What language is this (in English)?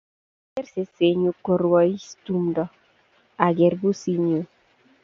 Kalenjin